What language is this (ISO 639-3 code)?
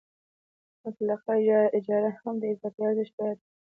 pus